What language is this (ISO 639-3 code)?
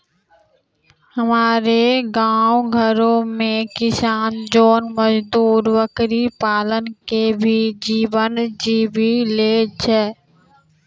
mai